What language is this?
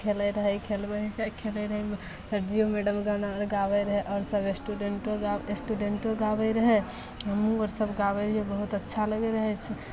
Maithili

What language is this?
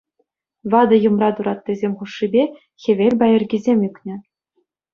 Chuvash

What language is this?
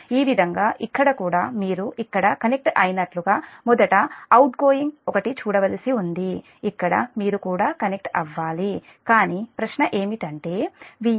Telugu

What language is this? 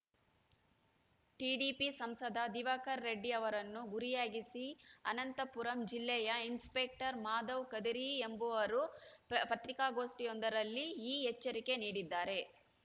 Kannada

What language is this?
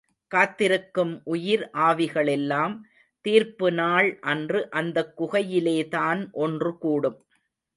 Tamil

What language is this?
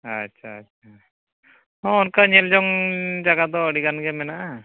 Santali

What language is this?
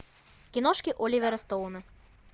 Russian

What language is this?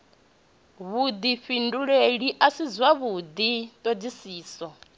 Venda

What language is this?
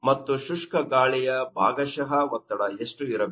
Kannada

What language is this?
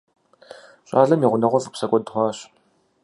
Kabardian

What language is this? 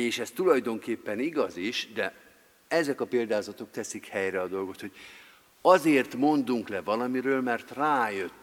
Hungarian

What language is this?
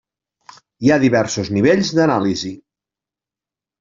Catalan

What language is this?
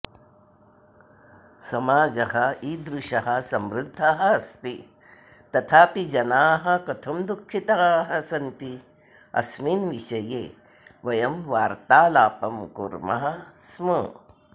Sanskrit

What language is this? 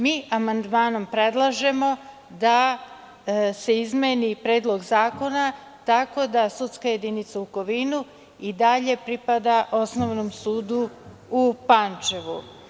Serbian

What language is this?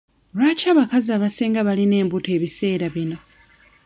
Ganda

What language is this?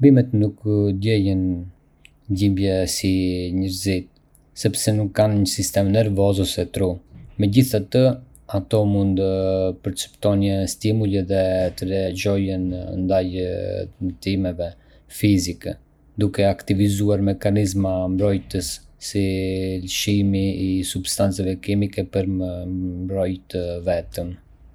Arbëreshë Albanian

